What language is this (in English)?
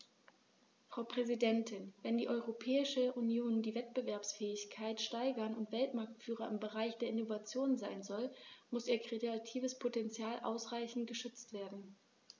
German